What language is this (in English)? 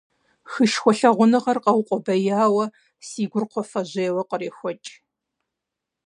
Kabardian